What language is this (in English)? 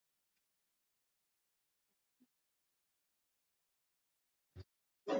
Swahili